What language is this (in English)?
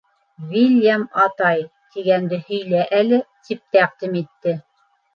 Bashkir